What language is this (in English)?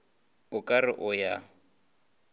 Northern Sotho